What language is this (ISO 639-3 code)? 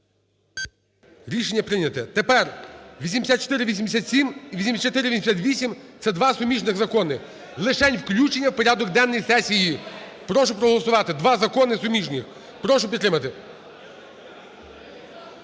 ukr